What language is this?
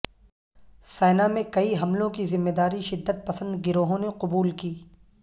Urdu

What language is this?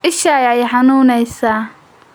Somali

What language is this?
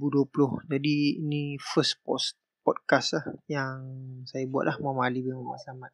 Malay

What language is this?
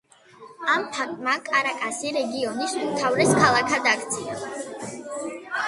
Georgian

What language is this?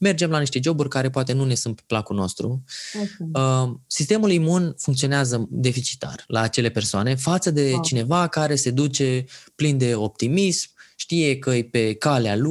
Romanian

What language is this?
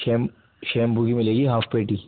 Urdu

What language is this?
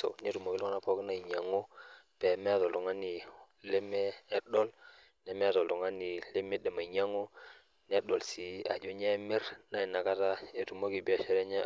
Masai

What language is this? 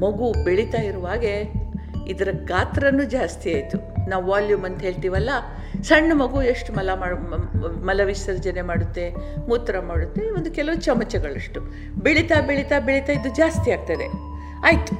Kannada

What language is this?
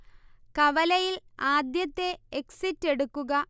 Malayalam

